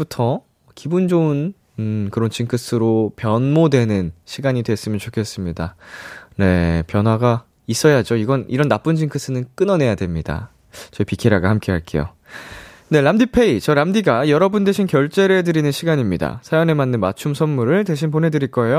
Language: Korean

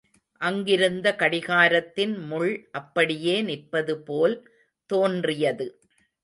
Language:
Tamil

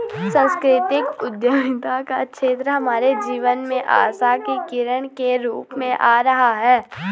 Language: Hindi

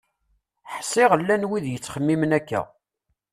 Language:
Kabyle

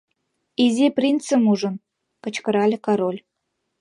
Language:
Mari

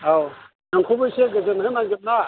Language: Bodo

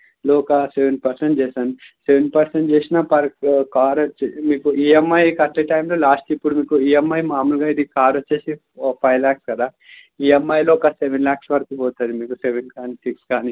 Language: Telugu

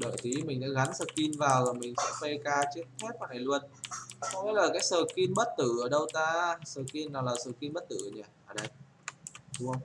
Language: Vietnamese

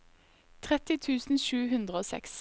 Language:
Norwegian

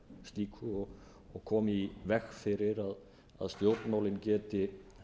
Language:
Icelandic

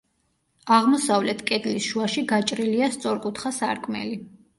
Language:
Georgian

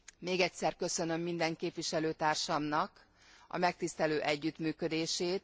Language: Hungarian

